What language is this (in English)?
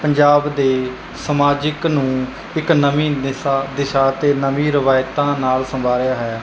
Punjabi